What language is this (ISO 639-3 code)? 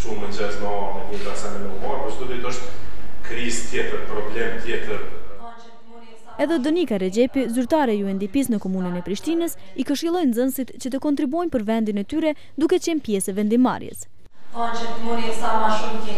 ron